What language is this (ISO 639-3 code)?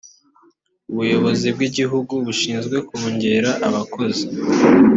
kin